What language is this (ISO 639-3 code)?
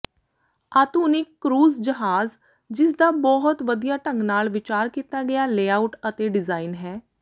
pan